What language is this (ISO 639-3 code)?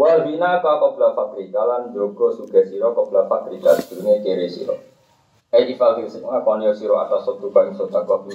ind